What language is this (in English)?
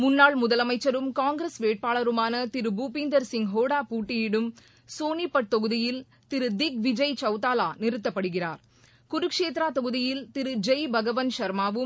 Tamil